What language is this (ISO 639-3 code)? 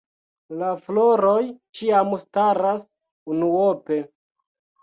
epo